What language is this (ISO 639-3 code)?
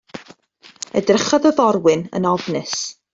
cym